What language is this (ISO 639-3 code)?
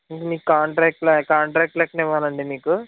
tel